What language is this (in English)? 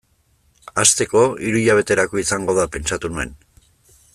Basque